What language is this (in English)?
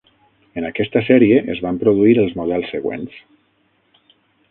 Catalan